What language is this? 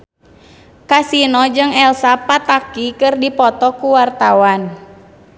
Sundanese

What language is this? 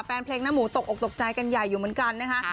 Thai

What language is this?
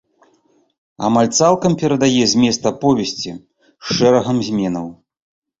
Belarusian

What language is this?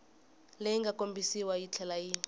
Tsonga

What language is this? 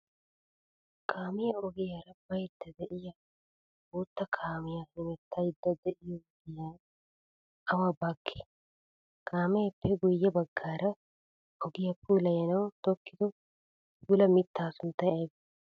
Wolaytta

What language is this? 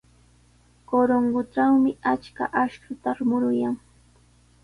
Sihuas Ancash Quechua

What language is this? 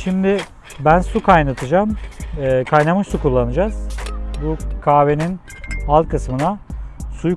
Turkish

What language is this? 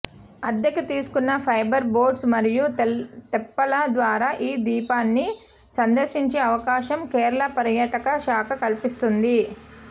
Telugu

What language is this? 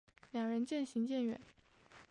Chinese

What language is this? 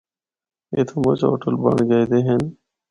Northern Hindko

